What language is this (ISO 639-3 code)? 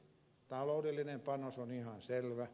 fin